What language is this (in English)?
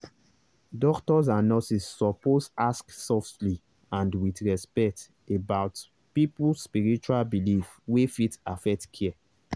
Nigerian Pidgin